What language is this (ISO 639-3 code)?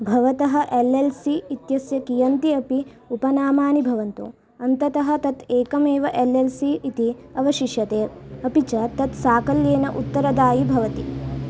san